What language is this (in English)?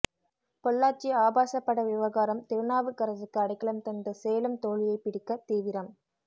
Tamil